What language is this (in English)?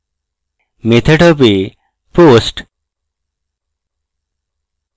Bangla